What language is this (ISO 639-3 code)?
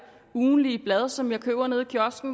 dan